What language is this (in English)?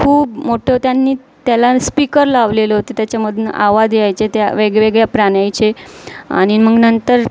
Marathi